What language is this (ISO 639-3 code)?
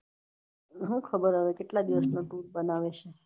guj